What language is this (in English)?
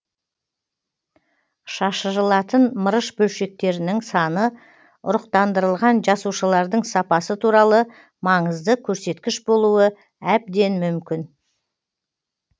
Kazakh